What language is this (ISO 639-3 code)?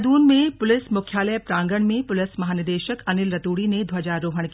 hin